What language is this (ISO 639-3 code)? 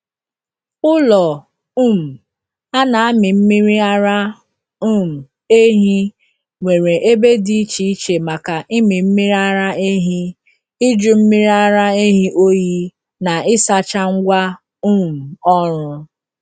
ibo